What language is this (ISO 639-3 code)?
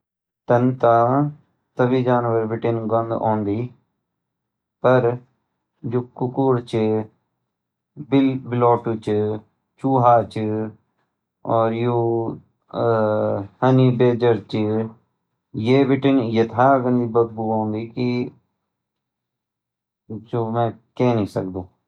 gbm